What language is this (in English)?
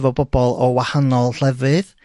Welsh